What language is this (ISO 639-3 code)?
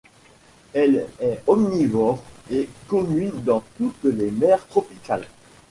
fra